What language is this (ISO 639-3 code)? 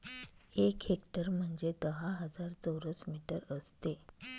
mar